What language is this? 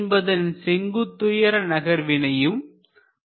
Tamil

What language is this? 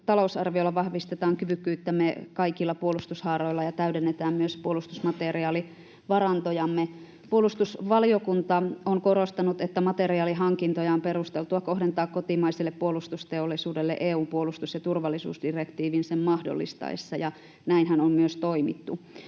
Finnish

